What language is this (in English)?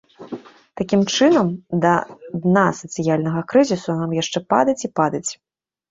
Belarusian